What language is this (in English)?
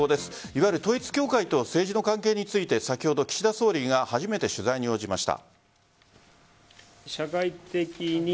Japanese